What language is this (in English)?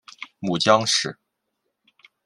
Chinese